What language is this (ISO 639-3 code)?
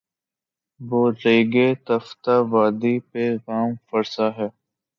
urd